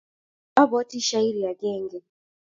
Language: Kalenjin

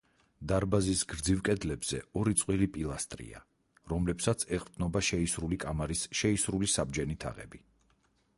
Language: Georgian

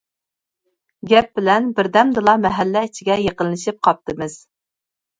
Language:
Uyghur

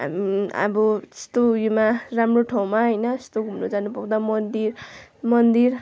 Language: Nepali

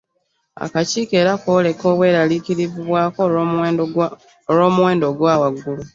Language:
Ganda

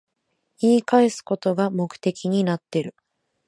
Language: Japanese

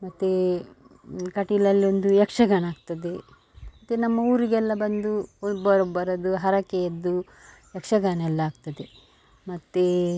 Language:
Kannada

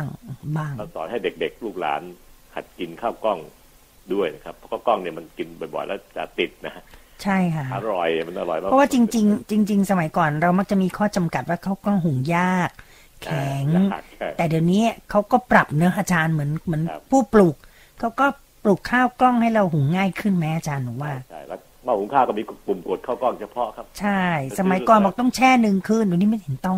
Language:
Thai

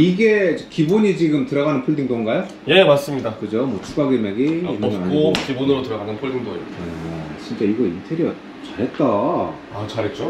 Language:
Korean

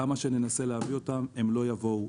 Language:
Hebrew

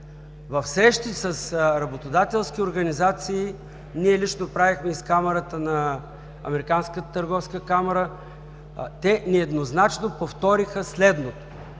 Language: Bulgarian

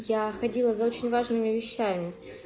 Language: Russian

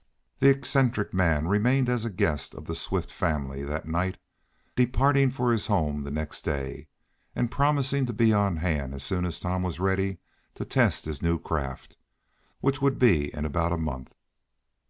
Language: English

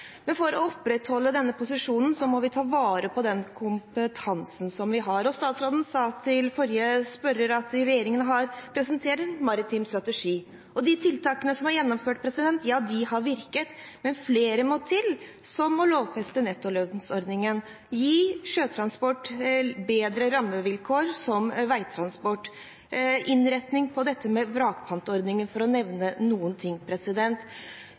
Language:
Norwegian Bokmål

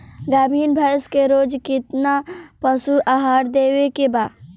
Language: Bhojpuri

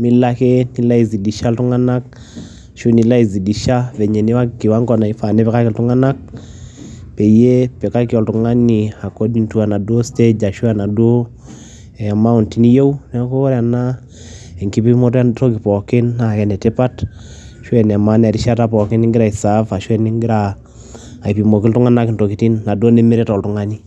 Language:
Masai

